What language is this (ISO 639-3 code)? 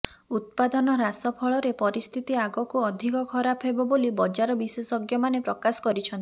ori